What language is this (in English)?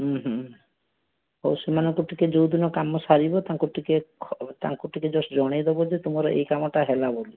Odia